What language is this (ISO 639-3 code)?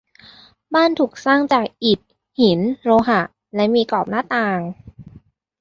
tha